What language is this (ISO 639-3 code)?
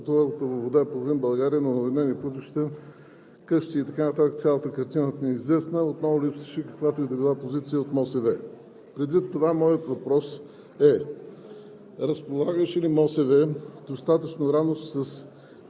bul